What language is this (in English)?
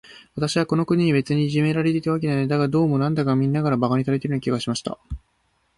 Japanese